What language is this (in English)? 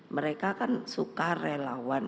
Indonesian